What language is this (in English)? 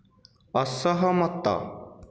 Odia